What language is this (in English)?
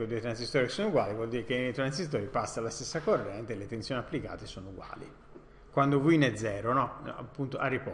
Italian